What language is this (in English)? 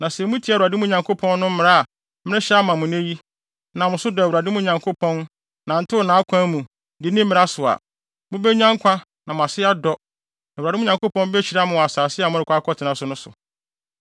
Akan